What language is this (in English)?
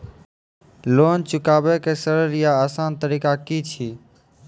Maithili